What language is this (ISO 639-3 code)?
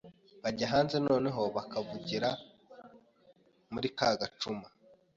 kin